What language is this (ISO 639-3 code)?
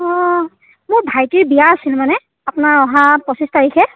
asm